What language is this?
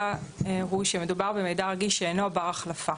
Hebrew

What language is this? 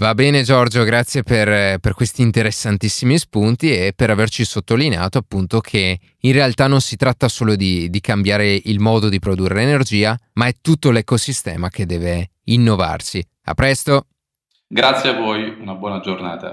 Italian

